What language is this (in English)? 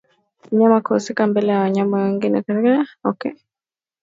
Swahili